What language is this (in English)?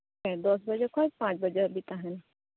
Santali